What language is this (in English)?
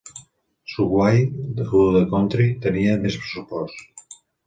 Catalan